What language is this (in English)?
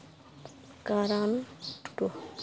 Santali